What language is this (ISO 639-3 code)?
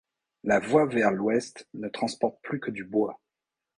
fra